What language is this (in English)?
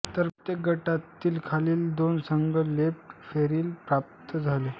Marathi